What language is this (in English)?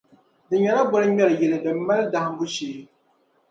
Dagbani